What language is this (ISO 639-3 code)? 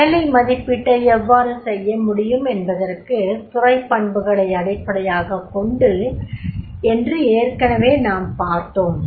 tam